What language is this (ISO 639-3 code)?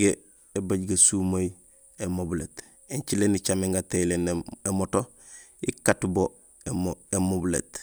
gsl